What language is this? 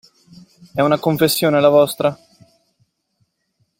Italian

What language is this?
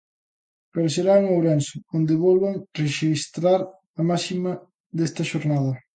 Galician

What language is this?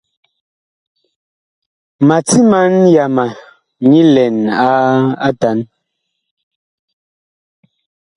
Bakoko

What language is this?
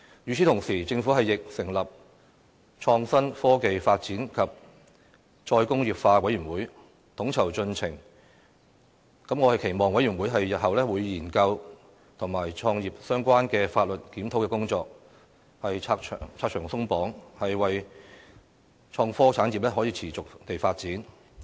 Cantonese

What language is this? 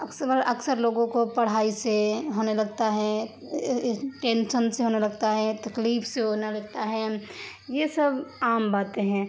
Urdu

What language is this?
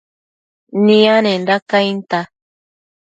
Matsés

